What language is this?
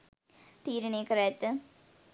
Sinhala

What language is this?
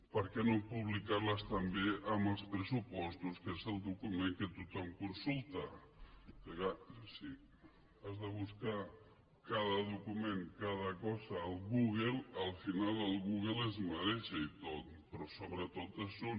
Catalan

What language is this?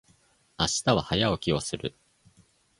Japanese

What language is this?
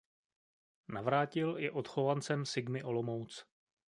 Czech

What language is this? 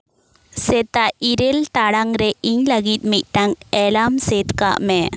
Santali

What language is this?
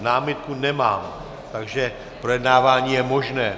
Czech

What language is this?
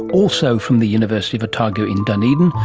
English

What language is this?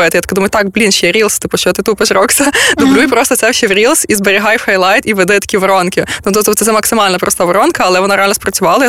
Ukrainian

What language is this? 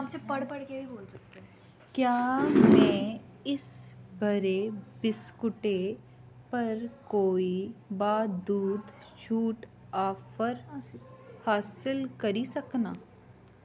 Dogri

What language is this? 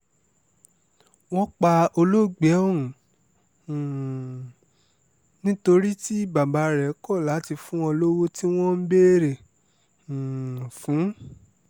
Yoruba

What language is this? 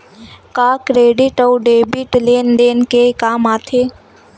Chhattisgarhi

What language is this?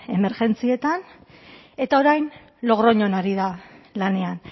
Basque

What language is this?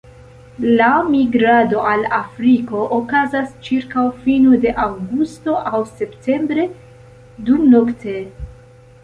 Esperanto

